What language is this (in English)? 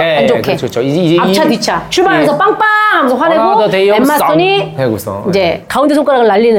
Korean